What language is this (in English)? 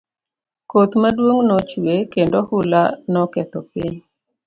Luo (Kenya and Tanzania)